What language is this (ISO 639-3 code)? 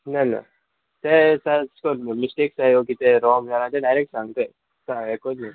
kok